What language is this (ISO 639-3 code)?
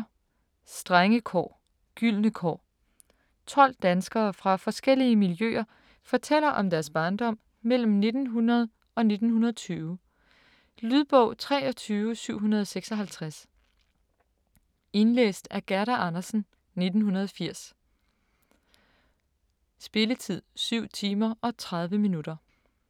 dan